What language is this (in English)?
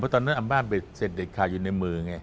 Thai